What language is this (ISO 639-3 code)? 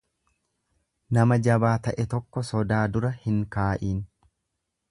orm